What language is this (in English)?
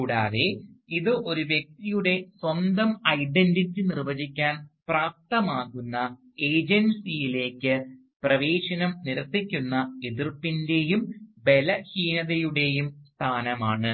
Malayalam